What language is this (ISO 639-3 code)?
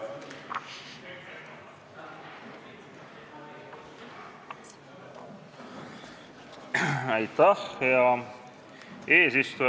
est